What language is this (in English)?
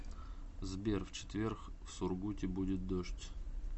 Russian